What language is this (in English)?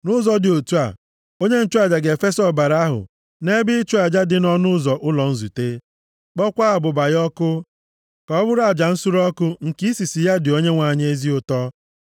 Igbo